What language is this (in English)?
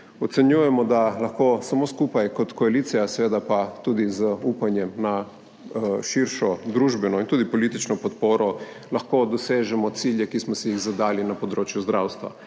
Slovenian